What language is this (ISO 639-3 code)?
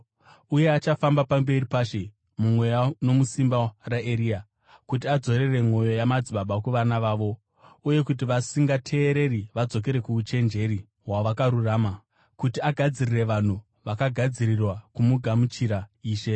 sna